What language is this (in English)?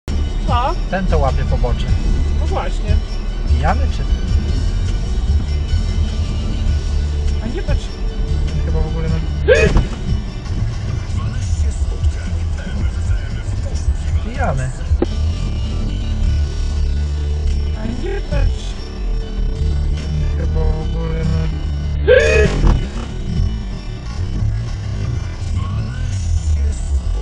Polish